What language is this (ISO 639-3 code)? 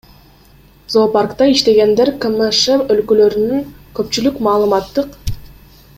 kir